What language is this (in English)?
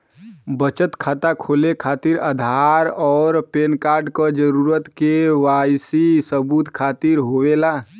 Bhojpuri